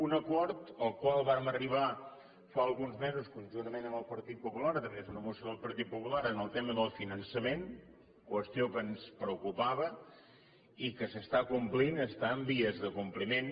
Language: Catalan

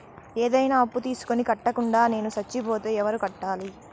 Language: Telugu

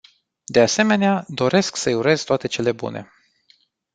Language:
Romanian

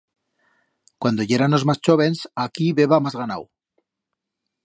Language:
Aragonese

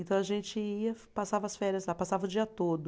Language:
Portuguese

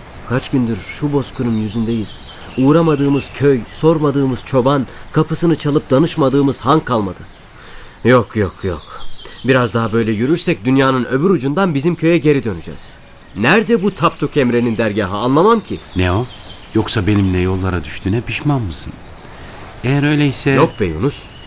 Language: Turkish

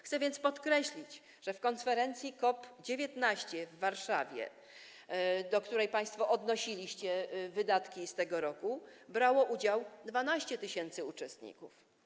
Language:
Polish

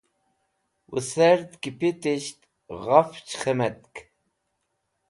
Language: Wakhi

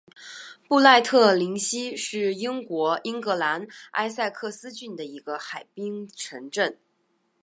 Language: Chinese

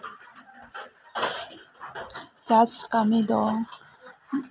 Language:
Santali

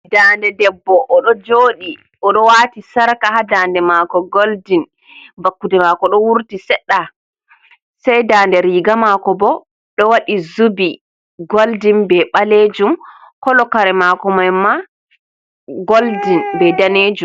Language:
Fula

